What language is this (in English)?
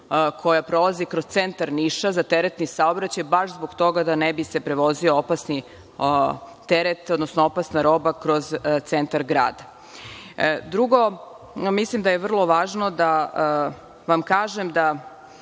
Serbian